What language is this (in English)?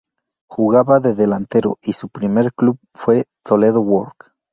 Spanish